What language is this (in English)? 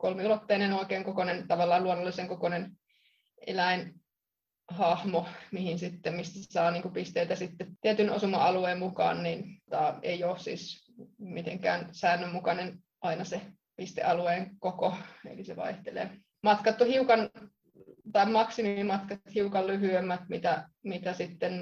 Finnish